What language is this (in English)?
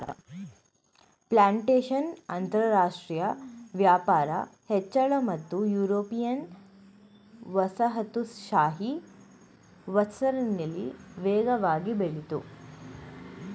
Kannada